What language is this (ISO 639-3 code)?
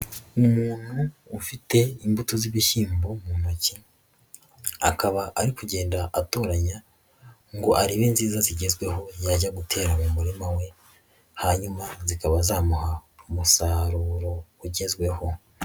kin